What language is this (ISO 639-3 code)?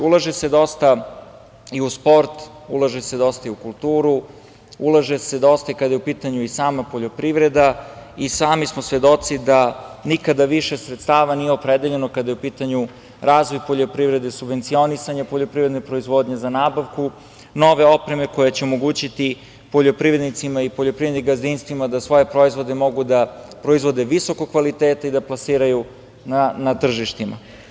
srp